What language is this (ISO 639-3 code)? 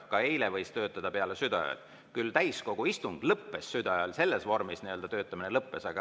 est